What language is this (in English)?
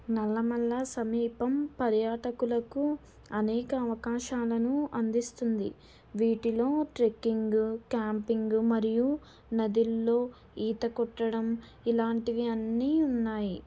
Telugu